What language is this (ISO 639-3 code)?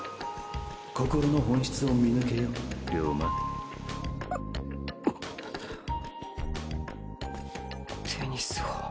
jpn